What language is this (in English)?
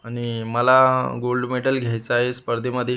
Marathi